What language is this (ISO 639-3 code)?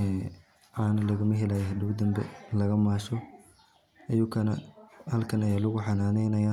som